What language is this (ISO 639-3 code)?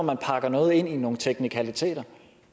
dan